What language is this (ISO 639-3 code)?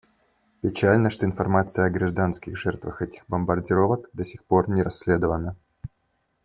rus